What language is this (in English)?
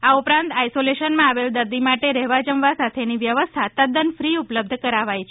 Gujarati